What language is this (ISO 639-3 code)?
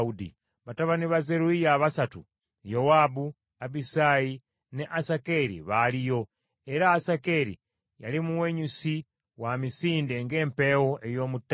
lug